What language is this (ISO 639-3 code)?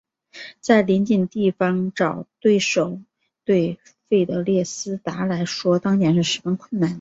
zho